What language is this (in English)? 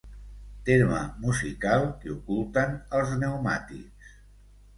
Catalan